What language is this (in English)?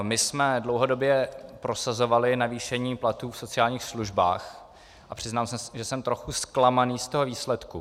Czech